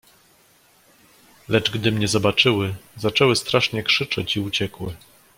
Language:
Polish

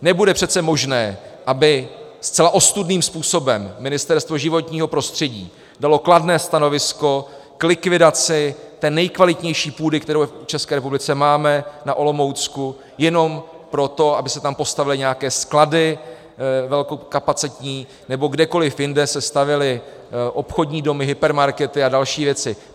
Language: Czech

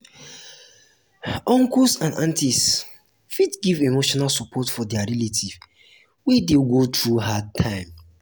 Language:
Nigerian Pidgin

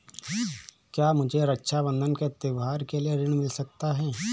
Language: Hindi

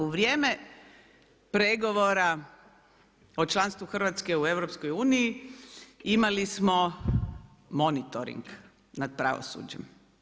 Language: Croatian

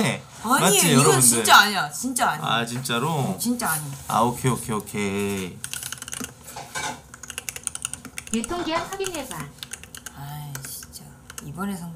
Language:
Korean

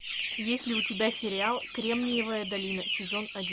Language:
Russian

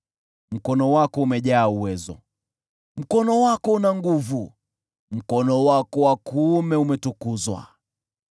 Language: Swahili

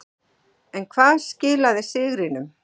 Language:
Icelandic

